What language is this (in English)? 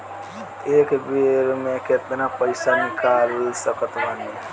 Bhojpuri